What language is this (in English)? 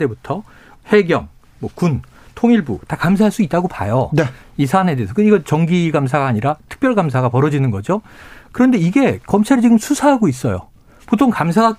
Korean